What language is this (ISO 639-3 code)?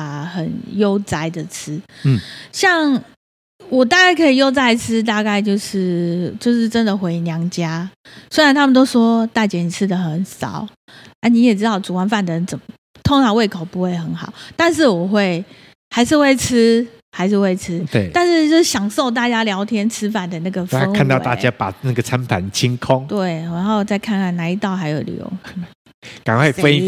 zho